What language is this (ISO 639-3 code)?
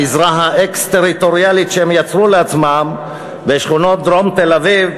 heb